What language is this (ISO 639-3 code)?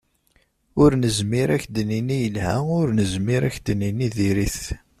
kab